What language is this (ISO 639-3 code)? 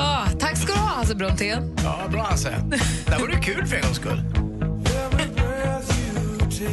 swe